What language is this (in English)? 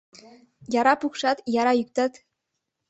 Mari